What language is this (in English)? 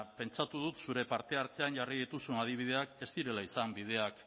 Basque